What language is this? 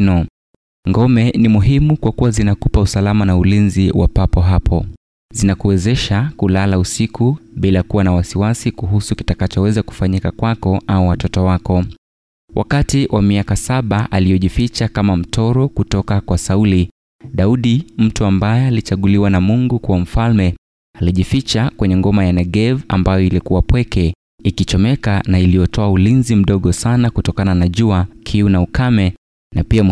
Swahili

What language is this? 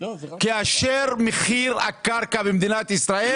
Hebrew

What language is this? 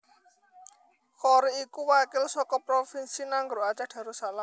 Javanese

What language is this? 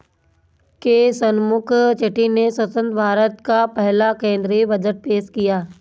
Hindi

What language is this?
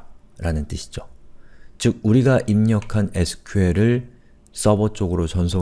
Korean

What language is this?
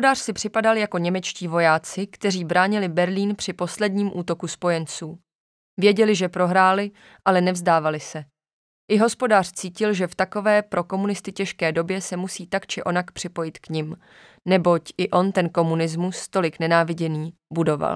Czech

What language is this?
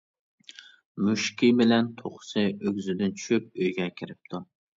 Uyghur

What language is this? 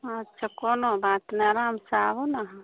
Maithili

